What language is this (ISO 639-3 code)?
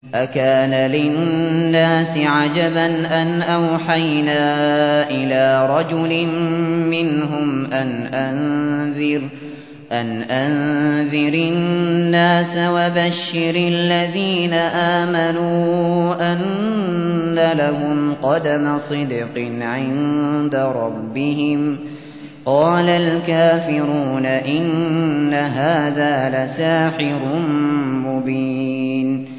ara